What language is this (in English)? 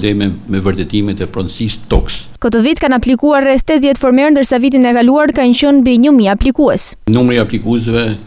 Romanian